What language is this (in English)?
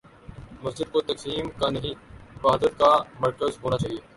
Urdu